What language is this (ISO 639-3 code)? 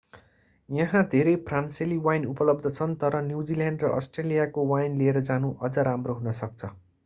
nep